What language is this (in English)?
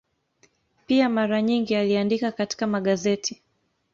Swahili